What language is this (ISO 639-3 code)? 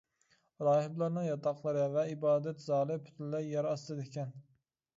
uig